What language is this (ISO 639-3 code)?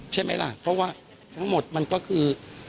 tha